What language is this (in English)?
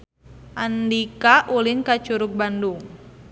Sundanese